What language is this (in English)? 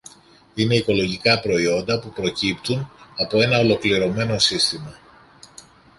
Greek